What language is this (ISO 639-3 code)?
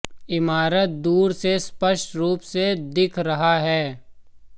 hin